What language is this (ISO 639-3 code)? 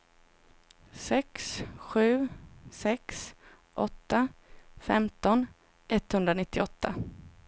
swe